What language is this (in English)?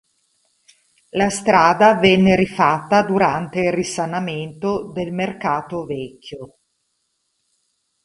Italian